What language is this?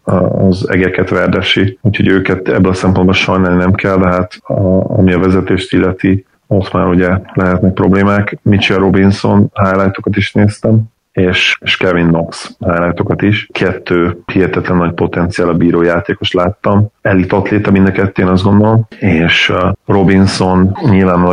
Hungarian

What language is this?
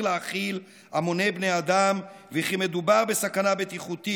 Hebrew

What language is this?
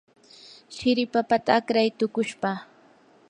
Yanahuanca Pasco Quechua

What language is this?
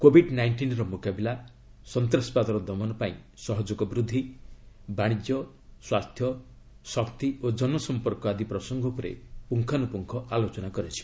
Odia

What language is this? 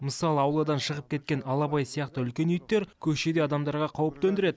Kazakh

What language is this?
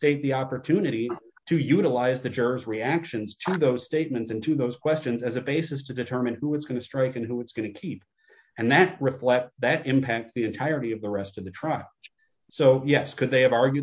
English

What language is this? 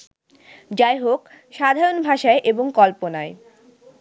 Bangla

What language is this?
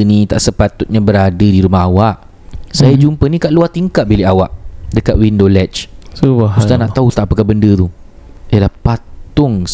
Malay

